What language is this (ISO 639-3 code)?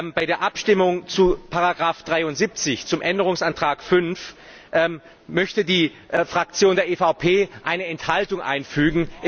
deu